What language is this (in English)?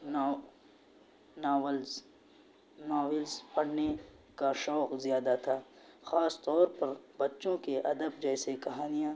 Urdu